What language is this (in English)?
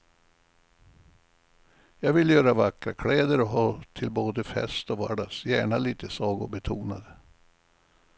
Swedish